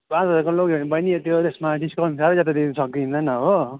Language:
Nepali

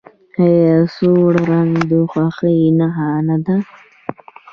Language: Pashto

